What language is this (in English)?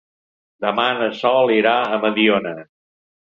Catalan